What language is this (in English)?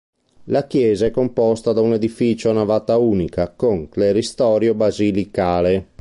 Italian